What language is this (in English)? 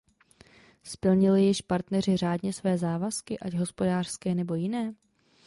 Czech